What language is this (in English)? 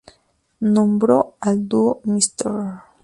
Spanish